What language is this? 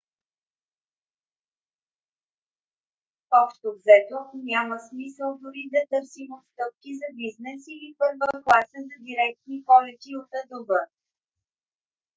Bulgarian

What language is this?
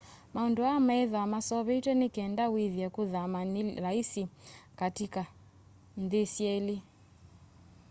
Kamba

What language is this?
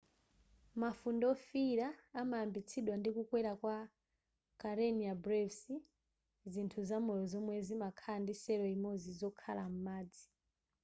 Nyanja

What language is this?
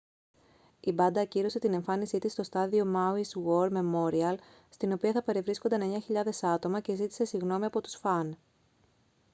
Greek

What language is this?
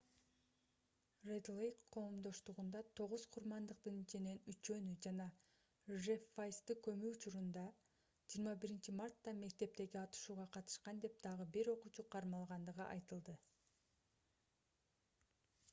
Kyrgyz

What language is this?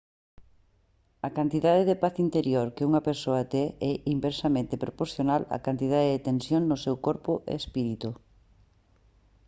Galician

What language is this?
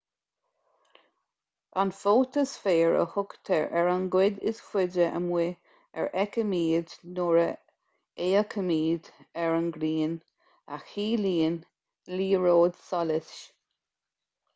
Irish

